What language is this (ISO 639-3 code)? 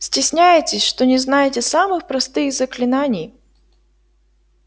rus